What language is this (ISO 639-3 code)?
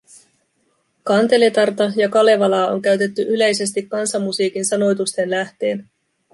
fin